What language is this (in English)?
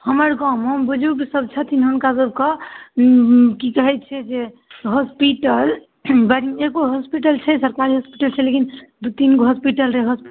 Maithili